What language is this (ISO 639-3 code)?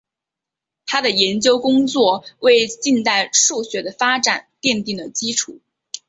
zho